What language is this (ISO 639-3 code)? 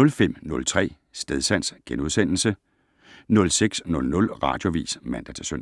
dan